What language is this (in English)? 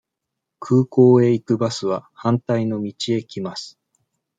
Japanese